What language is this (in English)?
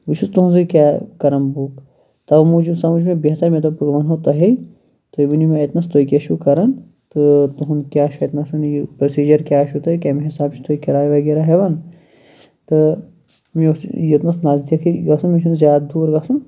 Kashmiri